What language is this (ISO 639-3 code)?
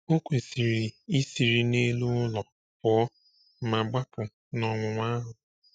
ibo